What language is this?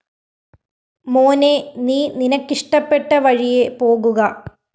Malayalam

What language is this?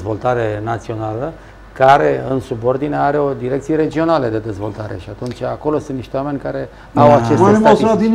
Romanian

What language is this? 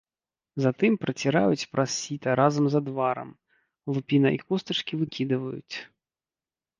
Belarusian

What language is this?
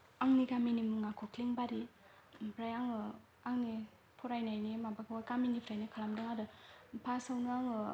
Bodo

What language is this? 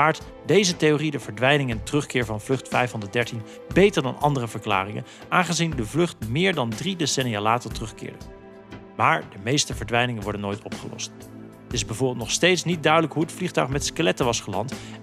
Dutch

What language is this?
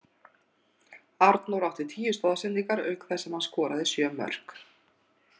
Icelandic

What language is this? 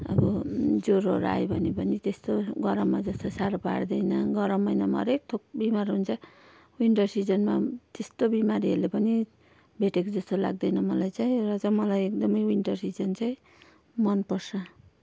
Nepali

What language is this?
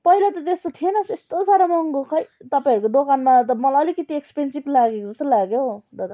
Nepali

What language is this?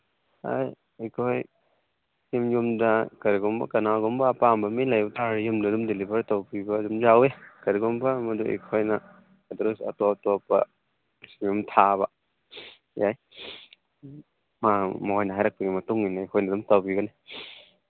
Manipuri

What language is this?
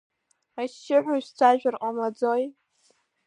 Abkhazian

